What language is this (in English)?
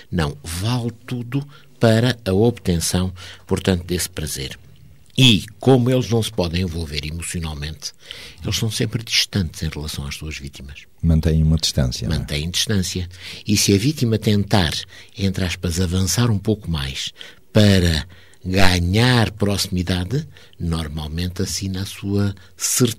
Portuguese